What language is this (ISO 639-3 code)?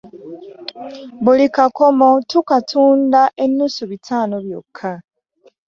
lug